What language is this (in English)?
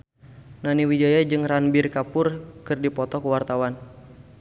Sundanese